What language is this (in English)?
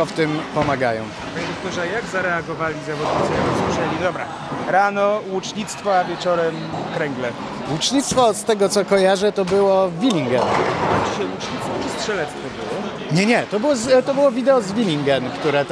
Polish